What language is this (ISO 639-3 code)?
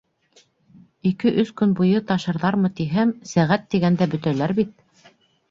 bak